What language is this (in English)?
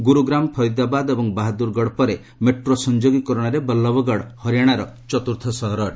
Odia